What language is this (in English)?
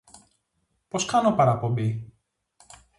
Greek